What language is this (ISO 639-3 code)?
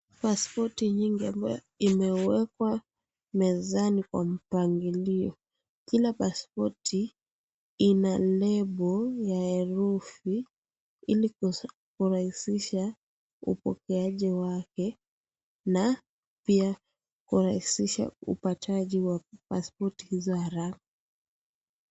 swa